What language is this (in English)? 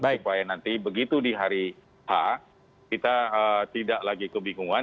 Indonesian